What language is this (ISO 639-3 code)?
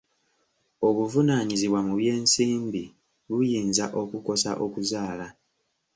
lug